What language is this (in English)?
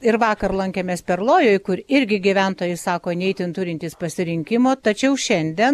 Lithuanian